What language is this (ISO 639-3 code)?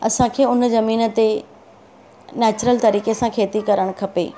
snd